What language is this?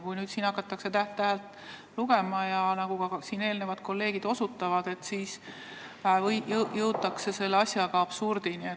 Estonian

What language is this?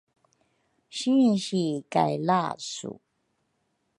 Rukai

